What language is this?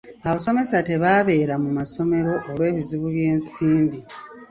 Ganda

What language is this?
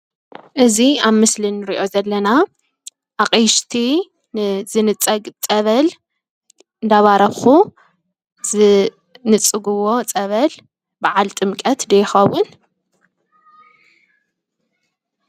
Tigrinya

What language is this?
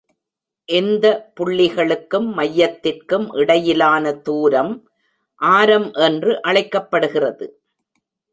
Tamil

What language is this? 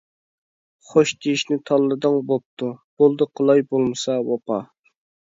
Uyghur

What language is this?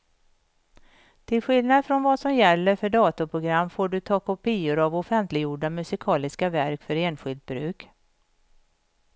Swedish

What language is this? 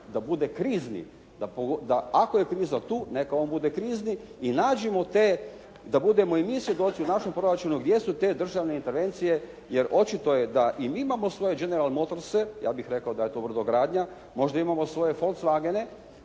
Croatian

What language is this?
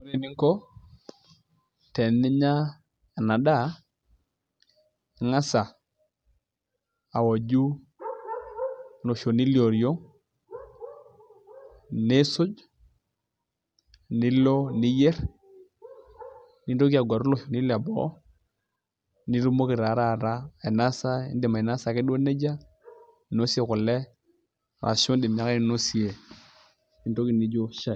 Masai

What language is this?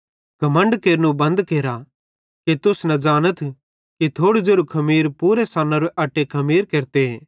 Bhadrawahi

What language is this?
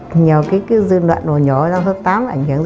Vietnamese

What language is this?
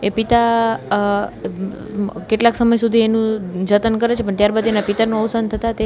Gujarati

